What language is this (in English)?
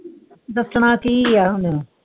Punjabi